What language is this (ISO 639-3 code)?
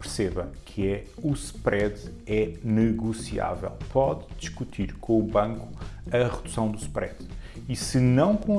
por